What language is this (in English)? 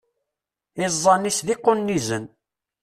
Kabyle